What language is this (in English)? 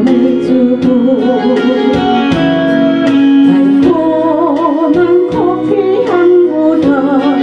Korean